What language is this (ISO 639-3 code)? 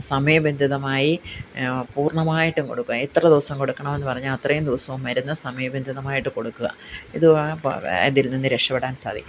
mal